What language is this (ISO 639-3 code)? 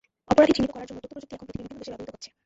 ben